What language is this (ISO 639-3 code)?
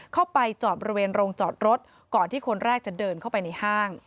tha